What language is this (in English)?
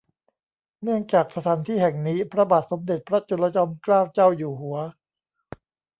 Thai